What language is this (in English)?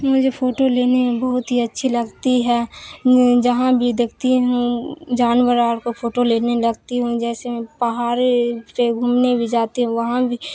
Urdu